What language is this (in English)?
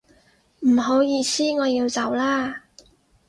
Cantonese